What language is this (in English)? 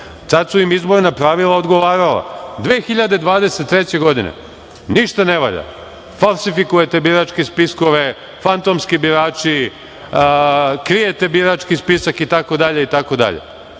Serbian